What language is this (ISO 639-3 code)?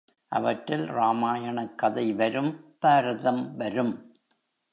tam